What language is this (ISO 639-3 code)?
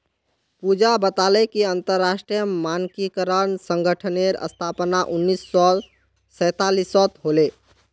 mag